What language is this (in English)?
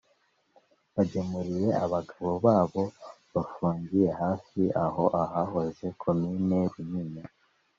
Kinyarwanda